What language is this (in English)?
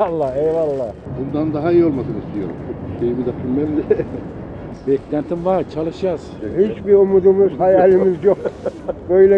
Turkish